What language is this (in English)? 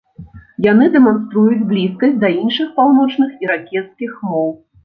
Belarusian